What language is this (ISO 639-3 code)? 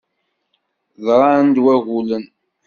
kab